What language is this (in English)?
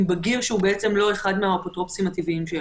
Hebrew